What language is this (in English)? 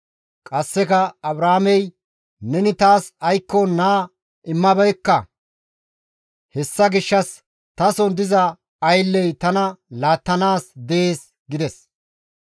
Gamo